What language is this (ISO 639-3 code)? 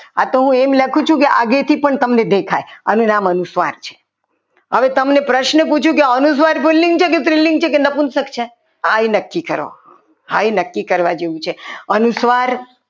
guj